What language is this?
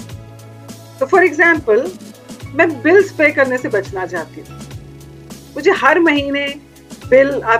Punjabi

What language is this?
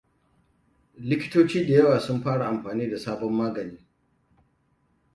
Hausa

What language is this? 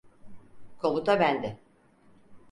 Turkish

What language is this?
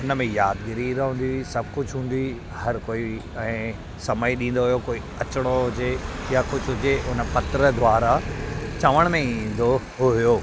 Sindhi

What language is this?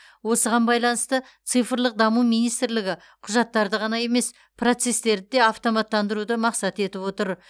Kazakh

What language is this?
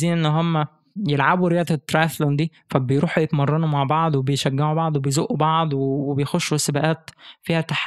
Arabic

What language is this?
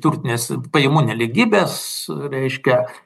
Lithuanian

